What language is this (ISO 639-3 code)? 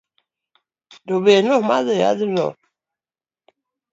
luo